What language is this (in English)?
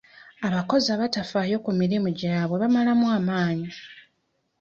Ganda